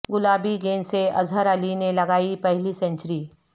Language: Urdu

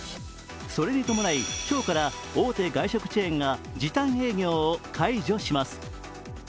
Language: Japanese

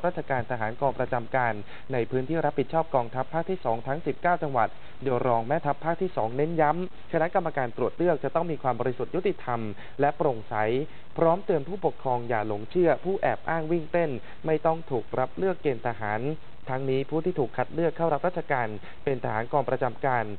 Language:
Thai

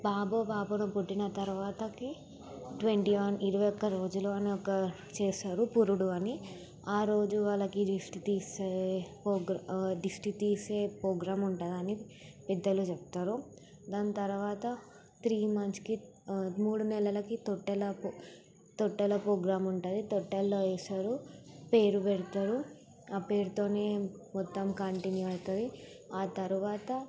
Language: Telugu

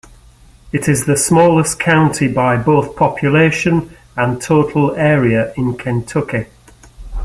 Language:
English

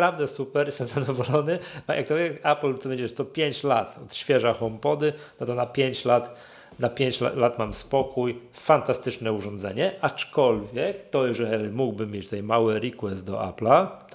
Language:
Polish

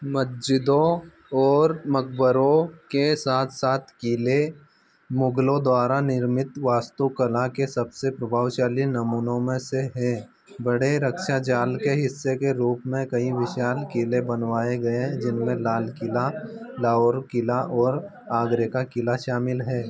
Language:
Hindi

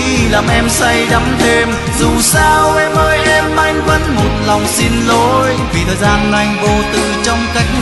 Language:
Vietnamese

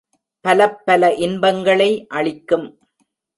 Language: Tamil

